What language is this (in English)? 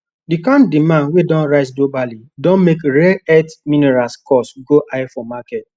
Nigerian Pidgin